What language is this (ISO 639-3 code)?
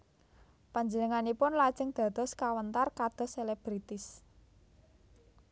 jav